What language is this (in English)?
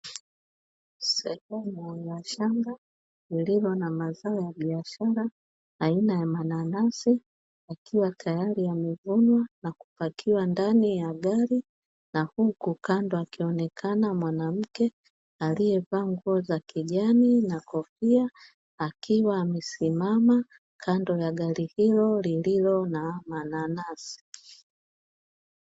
Swahili